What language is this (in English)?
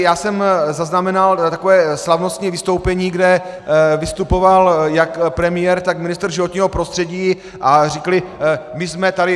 Czech